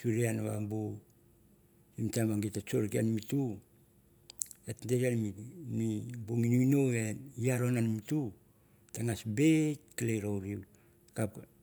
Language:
Mandara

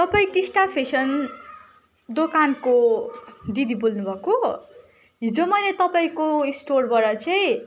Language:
Nepali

